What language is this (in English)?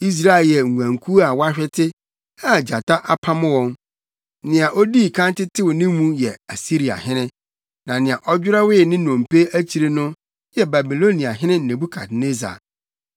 Akan